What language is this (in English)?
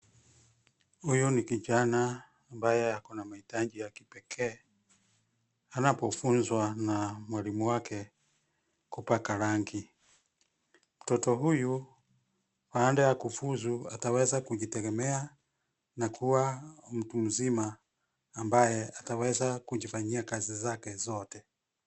Swahili